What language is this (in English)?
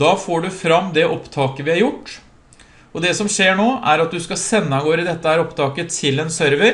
Norwegian